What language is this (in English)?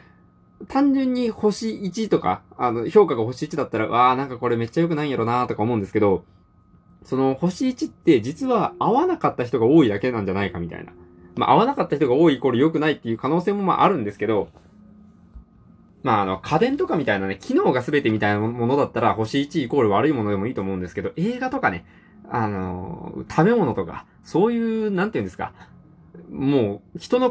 Japanese